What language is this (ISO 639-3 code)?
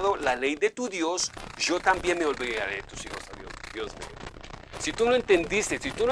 spa